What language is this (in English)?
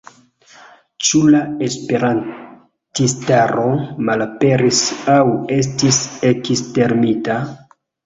Esperanto